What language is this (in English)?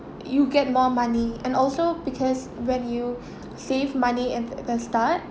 English